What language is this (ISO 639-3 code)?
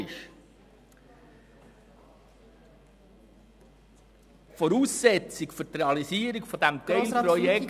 gsw